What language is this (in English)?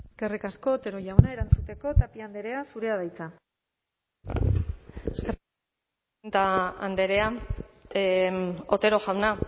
Basque